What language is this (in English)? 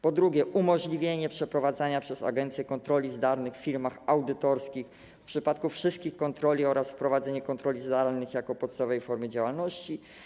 Polish